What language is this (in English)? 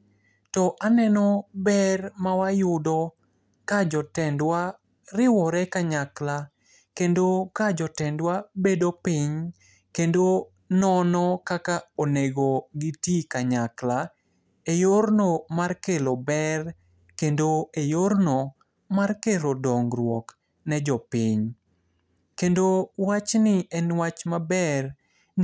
Luo (Kenya and Tanzania)